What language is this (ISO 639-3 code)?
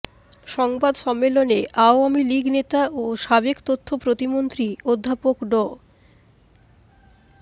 ben